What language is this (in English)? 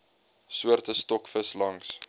Afrikaans